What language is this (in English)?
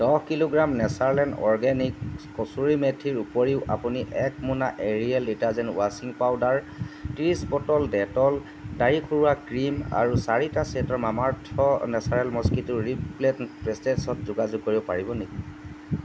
Assamese